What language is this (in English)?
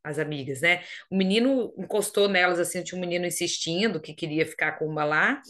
Portuguese